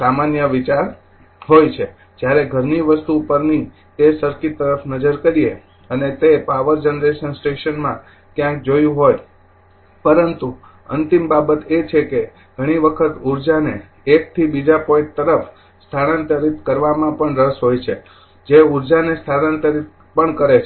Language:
Gujarati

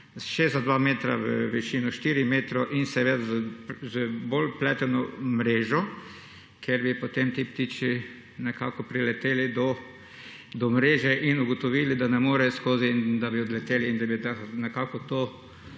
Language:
Slovenian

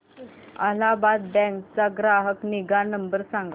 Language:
Marathi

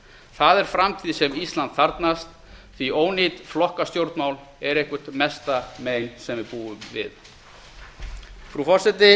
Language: Icelandic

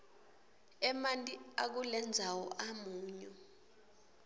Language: Swati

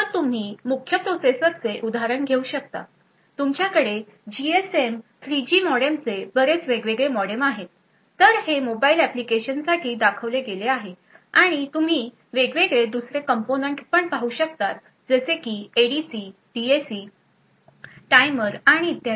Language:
Marathi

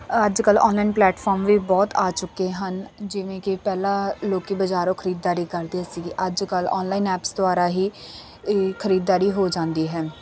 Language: Punjabi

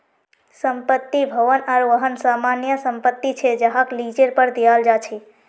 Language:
Magahi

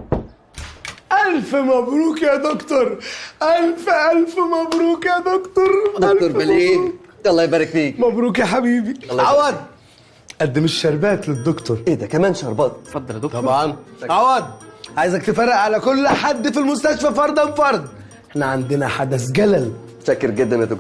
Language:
Arabic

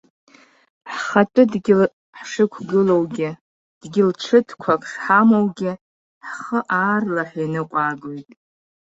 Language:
Abkhazian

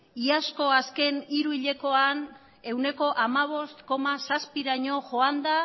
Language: Basque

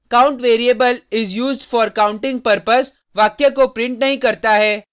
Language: Hindi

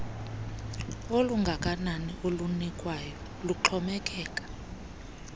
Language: Xhosa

